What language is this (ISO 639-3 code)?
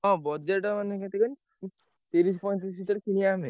ori